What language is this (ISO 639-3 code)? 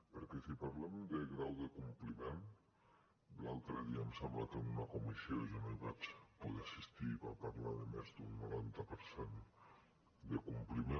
cat